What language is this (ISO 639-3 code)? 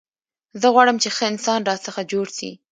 pus